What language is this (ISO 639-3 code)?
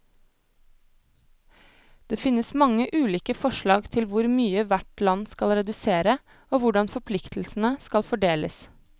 nor